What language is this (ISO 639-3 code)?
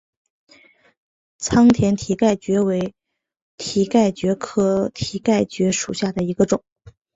zho